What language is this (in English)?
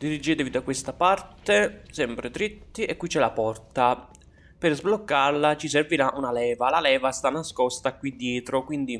Italian